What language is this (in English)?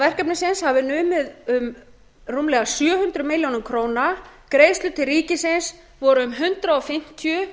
Icelandic